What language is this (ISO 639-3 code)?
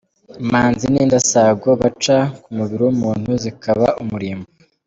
kin